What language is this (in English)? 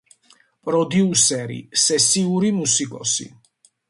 Georgian